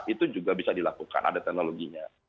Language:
Indonesian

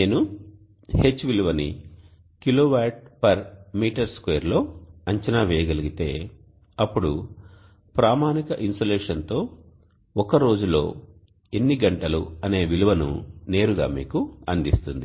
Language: Telugu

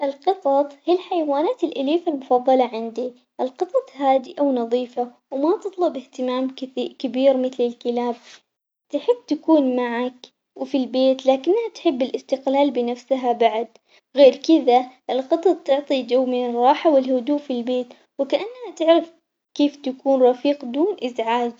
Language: Omani Arabic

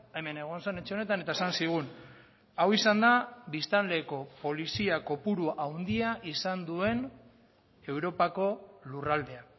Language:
Basque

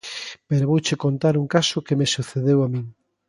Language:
Galician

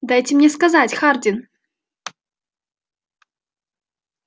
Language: Russian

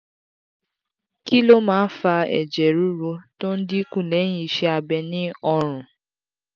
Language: Yoruba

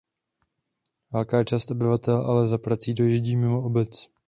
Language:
Czech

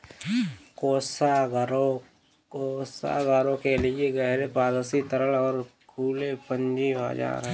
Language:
Hindi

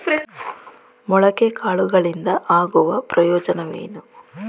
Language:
Kannada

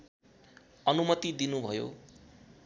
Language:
Nepali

